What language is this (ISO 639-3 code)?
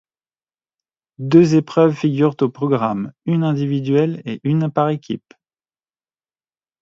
fra